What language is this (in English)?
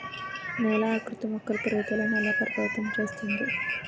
Telugu